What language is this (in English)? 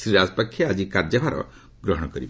Odia